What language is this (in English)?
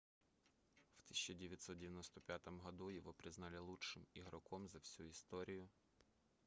Russian